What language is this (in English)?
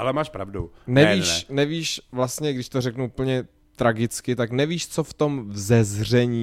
Czech